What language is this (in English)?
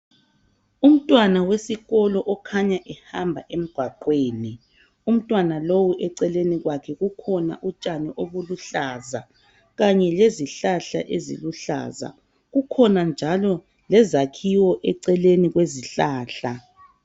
North Ndebele